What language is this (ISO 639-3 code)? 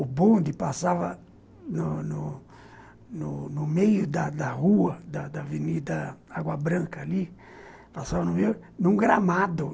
por